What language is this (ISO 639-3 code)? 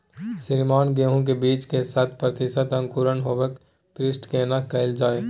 mai